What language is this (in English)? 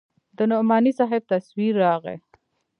Pashto